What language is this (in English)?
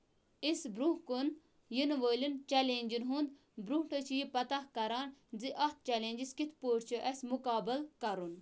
Kashmiri